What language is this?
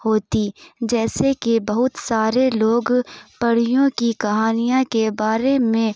Urdu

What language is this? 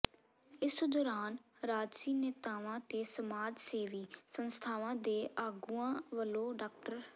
Punjabi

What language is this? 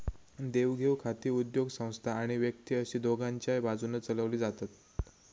Marathi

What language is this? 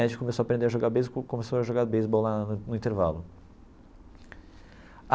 Portuguese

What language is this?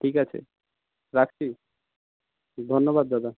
Bangla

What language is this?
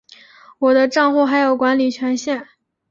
Chinese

